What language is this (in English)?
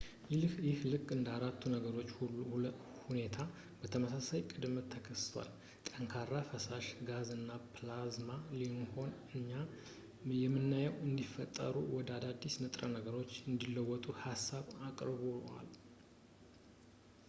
Amharic